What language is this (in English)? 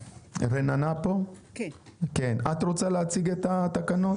Hebrew